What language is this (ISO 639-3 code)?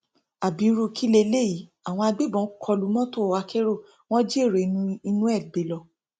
yor